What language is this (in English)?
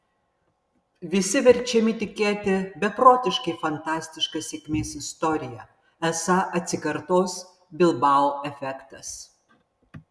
Lithuanian